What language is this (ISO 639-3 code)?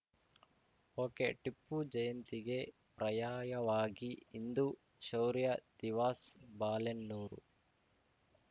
kan